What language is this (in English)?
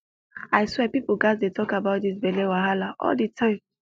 Nigerian Pidgin